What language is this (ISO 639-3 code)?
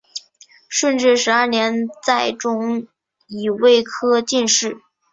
zho